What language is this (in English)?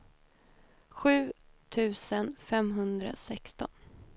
Swedish